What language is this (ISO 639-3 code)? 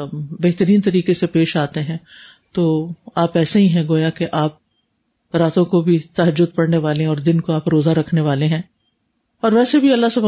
urd